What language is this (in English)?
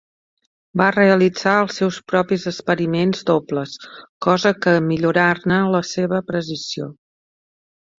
Catalan